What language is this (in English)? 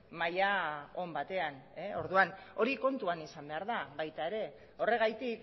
Basque